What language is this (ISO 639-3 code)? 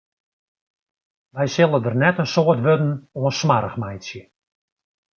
fry